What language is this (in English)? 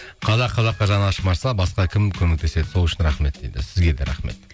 Kazakh